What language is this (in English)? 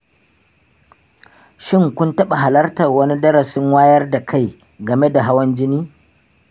Hausa